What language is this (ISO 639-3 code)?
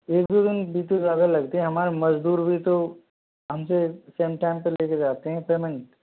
hin